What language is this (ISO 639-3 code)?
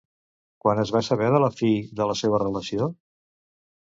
cat